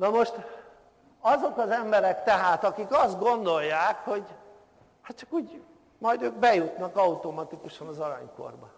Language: Hungarian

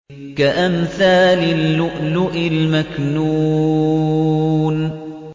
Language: Arabic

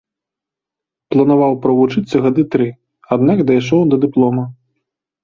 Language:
Belarusian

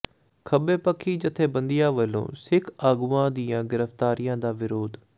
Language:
Punjabi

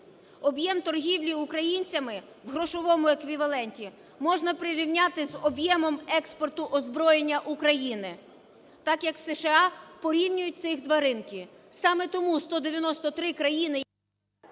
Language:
Ukrainian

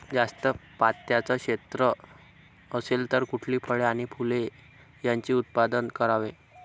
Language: Marathi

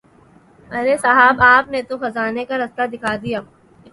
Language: Urdu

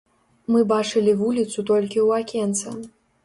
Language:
Belarusian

